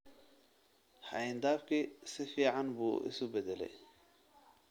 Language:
Somali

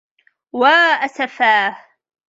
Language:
Arabic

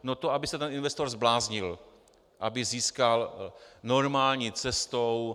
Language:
Czech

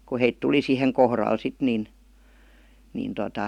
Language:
Finnish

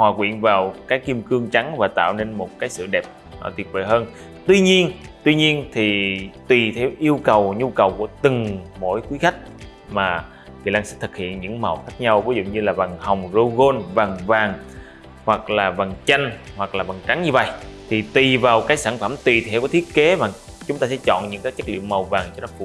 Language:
Vietnamese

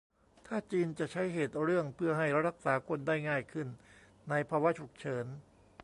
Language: Thai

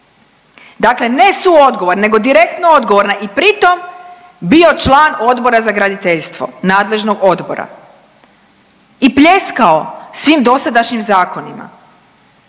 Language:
Croatian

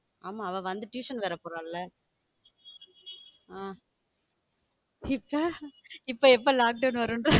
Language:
Tamil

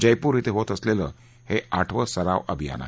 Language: Marathi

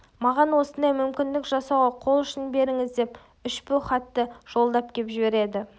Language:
Kazakh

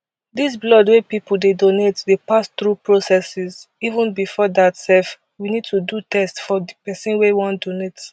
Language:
Nigerian Pidgin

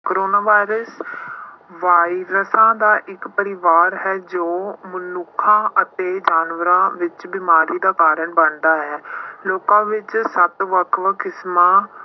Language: Punjabi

